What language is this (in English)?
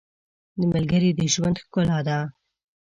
Pashto